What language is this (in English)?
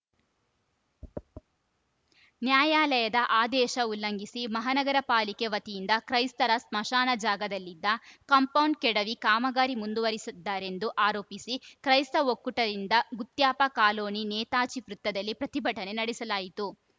Kannada